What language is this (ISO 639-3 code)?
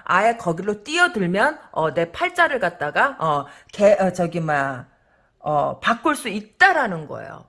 kor